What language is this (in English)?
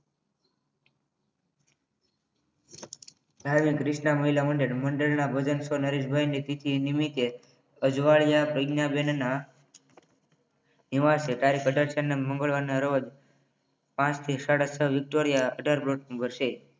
Gujarati